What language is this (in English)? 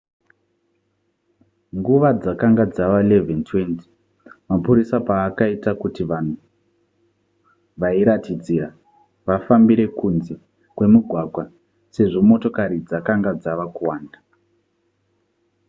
Shona